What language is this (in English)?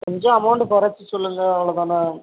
Tamil